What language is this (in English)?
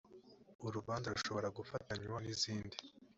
Kinyarwanda